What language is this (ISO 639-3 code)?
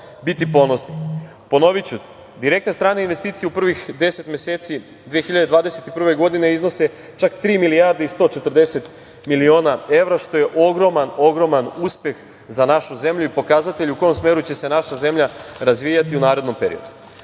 srp